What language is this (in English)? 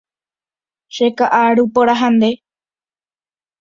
Guarani